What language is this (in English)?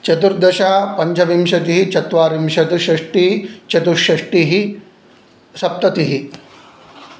Sanskrit